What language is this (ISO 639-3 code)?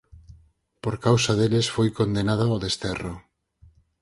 glg